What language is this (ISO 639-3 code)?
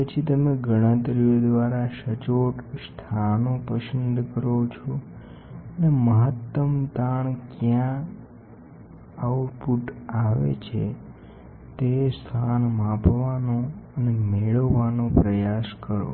guj